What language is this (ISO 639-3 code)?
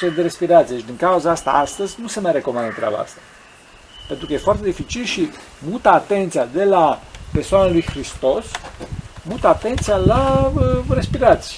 ron